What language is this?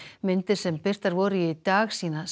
Icelandic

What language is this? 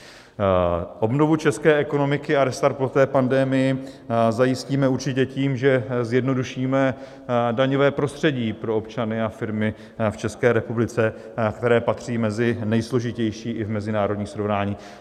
Czech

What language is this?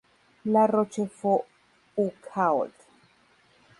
Spanish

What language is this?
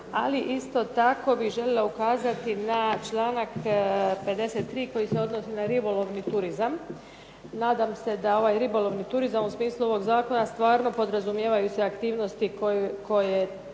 Croatian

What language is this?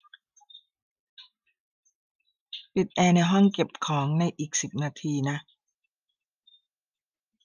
Thai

